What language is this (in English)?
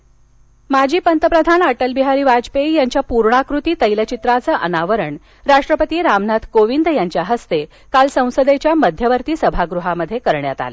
Marathi